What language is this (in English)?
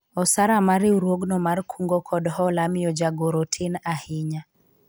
Luo (Kenya and Tanzania)